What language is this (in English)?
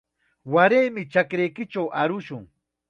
Chiquián Ancash Quechua